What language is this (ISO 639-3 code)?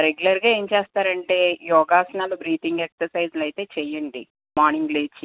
tel